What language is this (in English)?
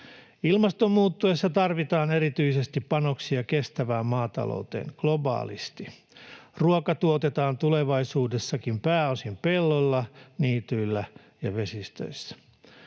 Finnish